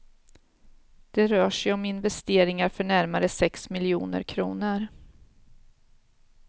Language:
Swedish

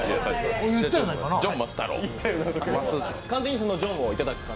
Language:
Japanese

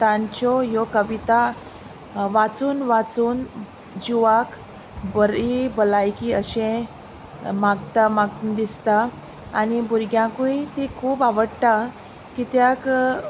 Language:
Konkani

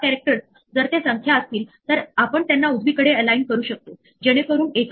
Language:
Marathi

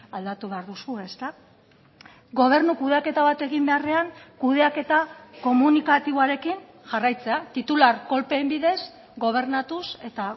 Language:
Basque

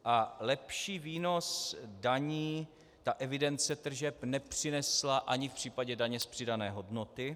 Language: Czech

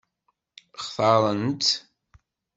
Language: Kabyle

